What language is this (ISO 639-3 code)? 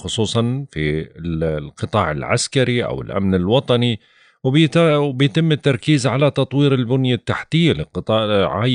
ara